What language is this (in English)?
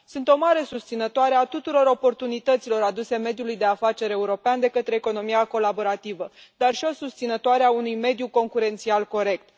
Romanian